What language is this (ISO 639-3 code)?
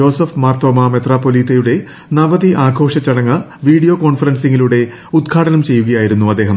mal